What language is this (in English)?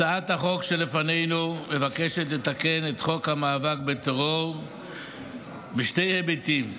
Hebrew